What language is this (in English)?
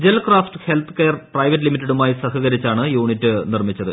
Malayalam